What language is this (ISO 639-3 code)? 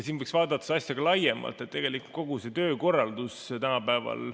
est